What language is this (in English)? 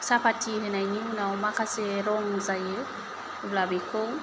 Bodo